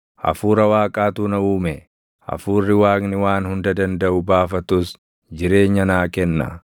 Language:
Oromo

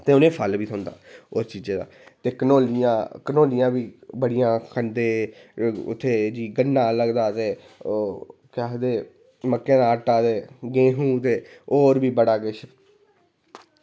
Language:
Dogri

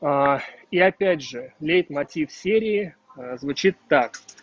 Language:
Russian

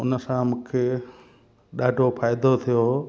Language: Sindhi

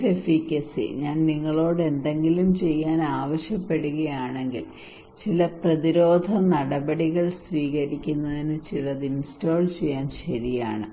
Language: Malayalam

